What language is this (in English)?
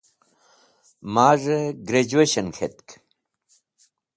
Wakhi